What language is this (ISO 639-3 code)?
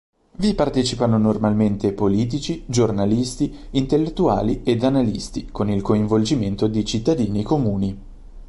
ita